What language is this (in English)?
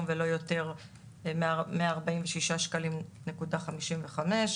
Hebrew